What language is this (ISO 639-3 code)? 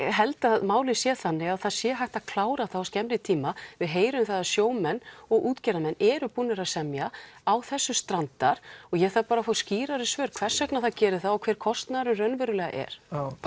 isl